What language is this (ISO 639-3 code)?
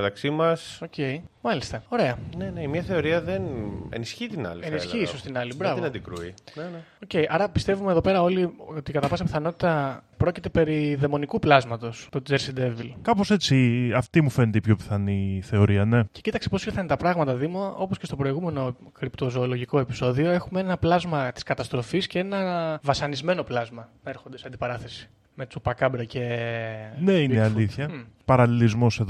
ell